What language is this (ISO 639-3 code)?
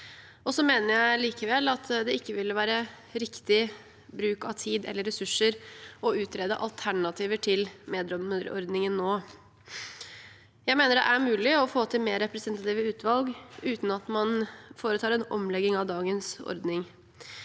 nor